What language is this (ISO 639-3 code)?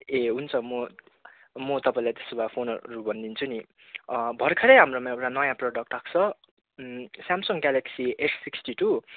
nep